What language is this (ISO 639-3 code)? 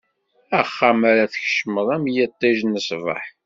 kab